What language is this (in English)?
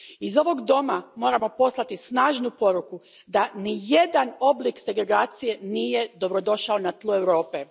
Croatian